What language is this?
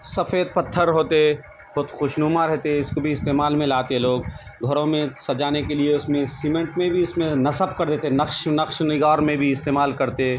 Urdu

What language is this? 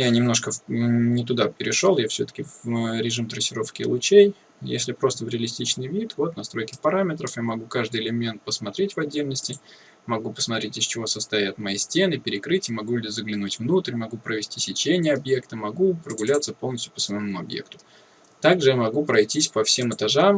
Russian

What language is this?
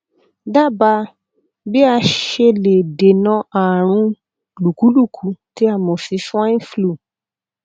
Yoruba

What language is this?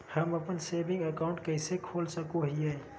Magahi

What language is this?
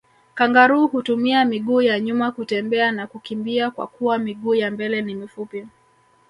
Swahili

